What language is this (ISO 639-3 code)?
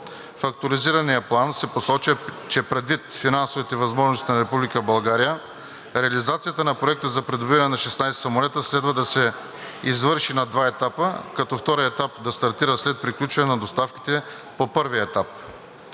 bul